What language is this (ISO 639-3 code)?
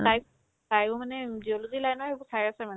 asm